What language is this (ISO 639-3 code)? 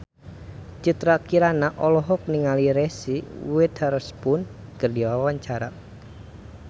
sun